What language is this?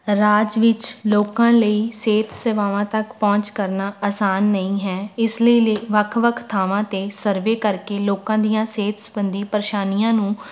Punjabi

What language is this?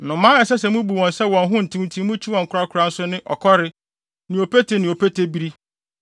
Akan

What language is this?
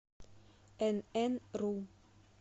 Russian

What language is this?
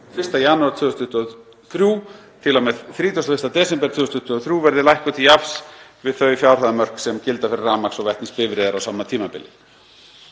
Icelandic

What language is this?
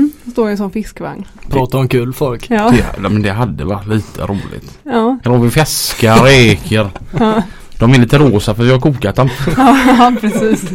Swedish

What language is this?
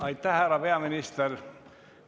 Estonian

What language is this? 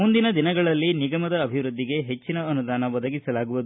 Kannada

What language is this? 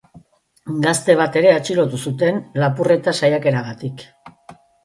Basque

